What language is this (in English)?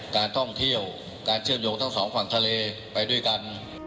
Thai